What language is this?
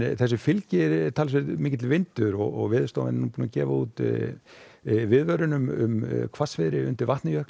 Icelandic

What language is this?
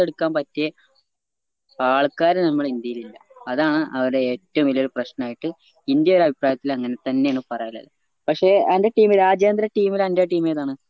Malayalam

